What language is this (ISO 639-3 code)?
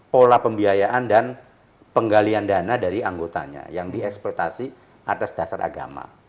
ind